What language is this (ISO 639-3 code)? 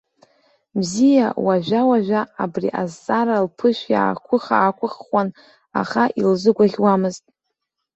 abk